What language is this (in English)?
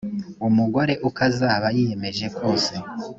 Kinyarwanda